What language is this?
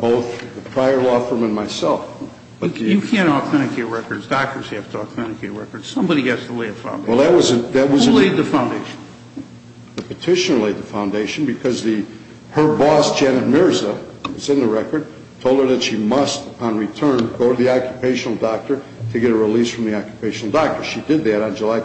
English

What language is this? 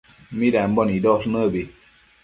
Matsés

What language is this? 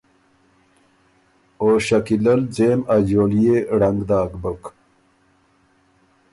Ormuri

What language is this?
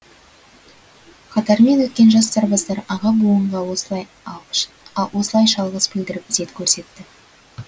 Kazakh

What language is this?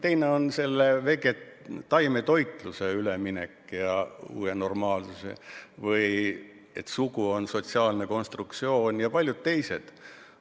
Estonian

